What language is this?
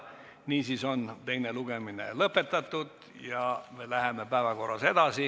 Estonian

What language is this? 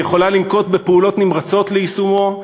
Hebrew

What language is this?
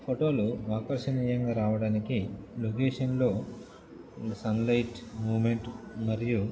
Telugu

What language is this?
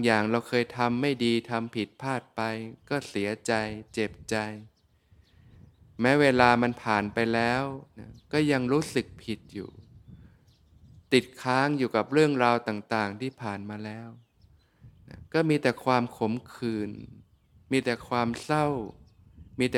Thai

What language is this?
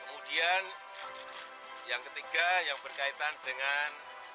Indonesian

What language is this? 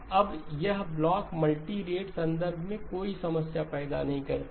Hindi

